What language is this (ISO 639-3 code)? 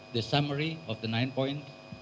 ind